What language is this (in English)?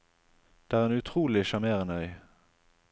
Norwegian